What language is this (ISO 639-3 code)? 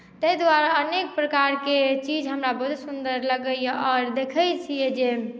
mai